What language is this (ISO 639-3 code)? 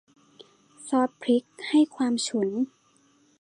tha